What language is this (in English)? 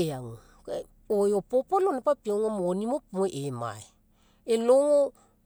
Mekeo